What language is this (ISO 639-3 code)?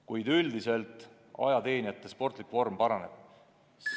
est